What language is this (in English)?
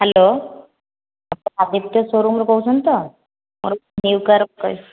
Odia